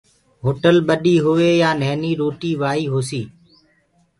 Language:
Gurgula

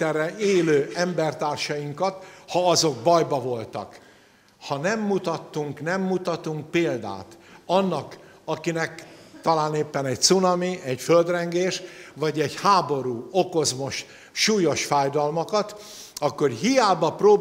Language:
Hungarian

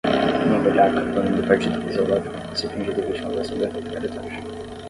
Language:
Portuguese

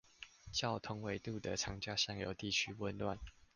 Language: Chinese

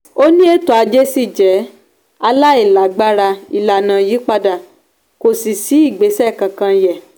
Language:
Yoruba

